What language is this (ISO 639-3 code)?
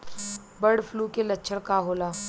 bho